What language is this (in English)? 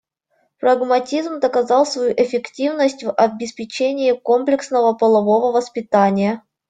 Russian